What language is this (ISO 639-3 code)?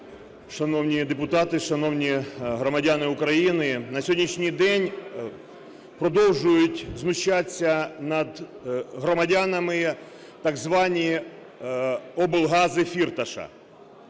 ukr